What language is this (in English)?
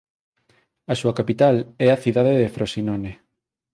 Galician